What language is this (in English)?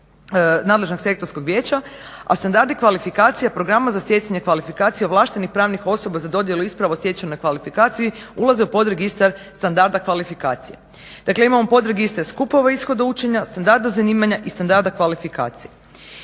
Croatian